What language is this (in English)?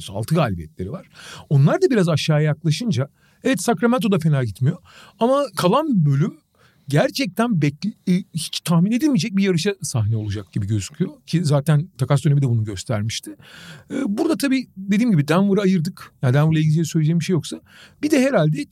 Turkish